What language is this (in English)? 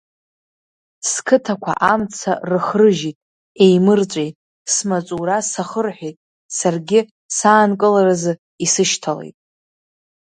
Abkhazian